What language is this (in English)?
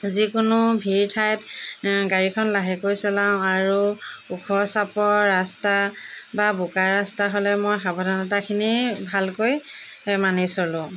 Assamese